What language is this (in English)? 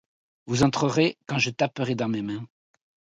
French